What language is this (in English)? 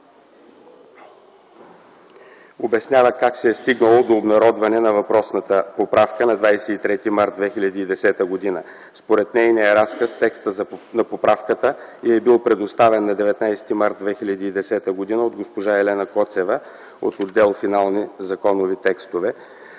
Bulgarian